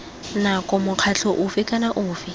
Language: Tswana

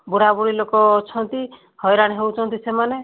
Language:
Odia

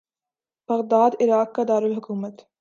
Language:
Urdu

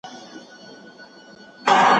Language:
Pashto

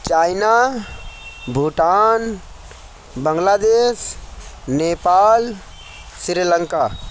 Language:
Urdu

